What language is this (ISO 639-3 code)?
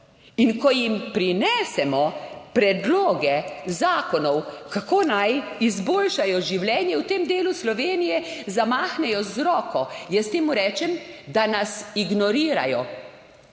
slv